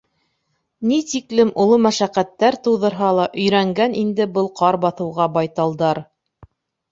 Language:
Bashkir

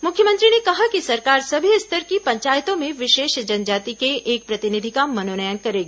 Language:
Hindi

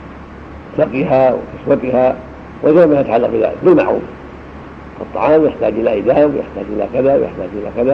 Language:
Arabic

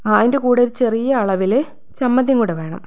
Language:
Malayalam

